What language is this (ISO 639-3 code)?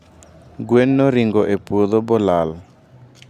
luo